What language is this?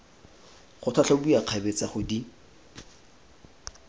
Tswana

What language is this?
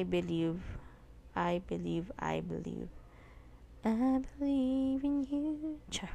Filipino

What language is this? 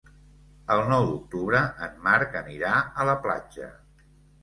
Catalan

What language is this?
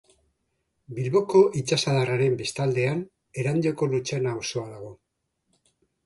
Basque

